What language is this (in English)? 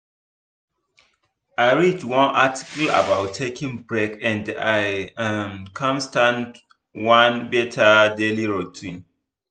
Nigerian Pidgin